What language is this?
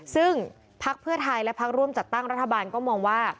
Thai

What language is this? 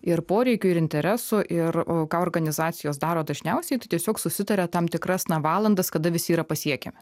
Lithuanian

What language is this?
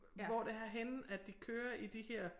Danish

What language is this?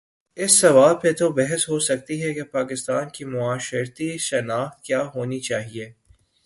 Urdu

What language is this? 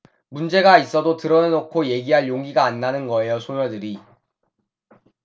Korean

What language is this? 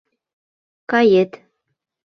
Mari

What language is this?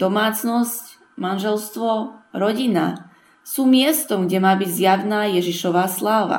Slovak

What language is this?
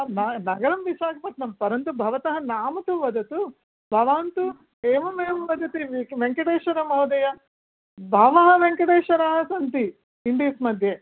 Sanskrit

